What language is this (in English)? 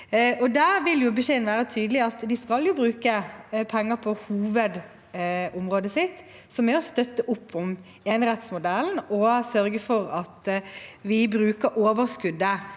Norwegian